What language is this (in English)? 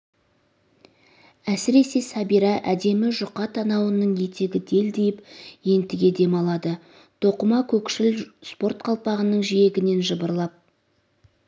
Kazakh